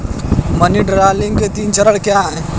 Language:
Hindi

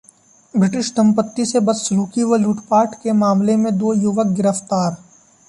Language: Hindi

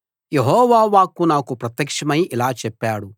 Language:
Telugu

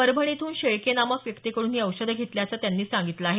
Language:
Marathi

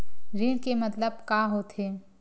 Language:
Chhattisgarhi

